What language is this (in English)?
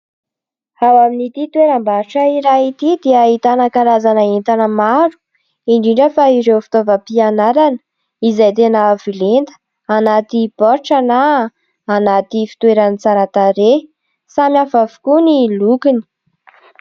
Malagasy